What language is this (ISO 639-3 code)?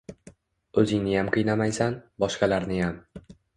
uzb